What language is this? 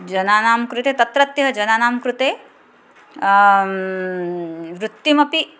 Sanskrit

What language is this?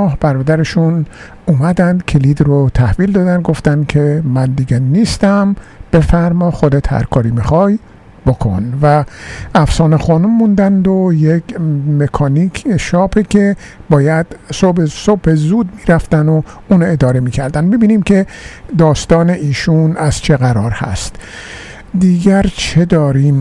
Persian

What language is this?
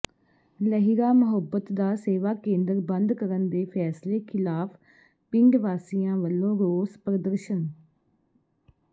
Punjabi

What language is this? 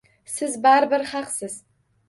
Uzbek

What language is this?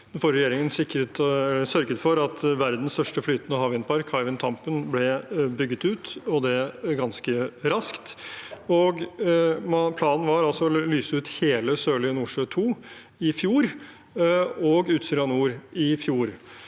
Norwegian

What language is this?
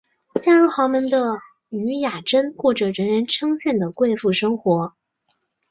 Chinese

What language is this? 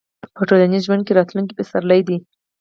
Pashto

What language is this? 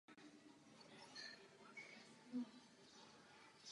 Czech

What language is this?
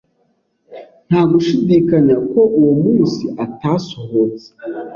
Kinyarwanda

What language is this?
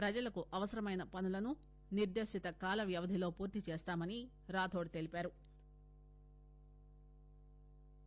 Telugu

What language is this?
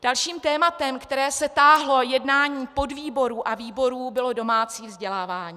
Czech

